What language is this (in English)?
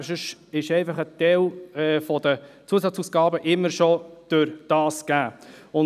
Swiss German